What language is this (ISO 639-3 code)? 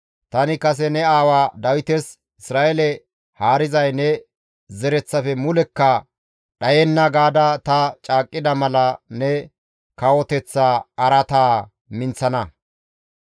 gmv